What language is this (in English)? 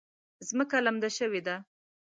Pashto